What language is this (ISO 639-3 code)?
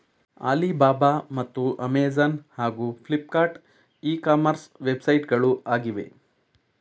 kan